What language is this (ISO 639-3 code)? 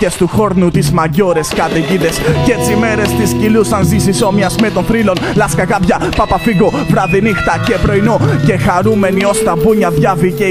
ell